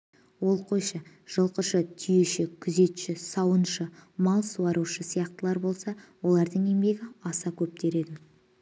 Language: Kazakh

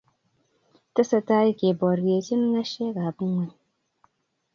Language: Kalenjin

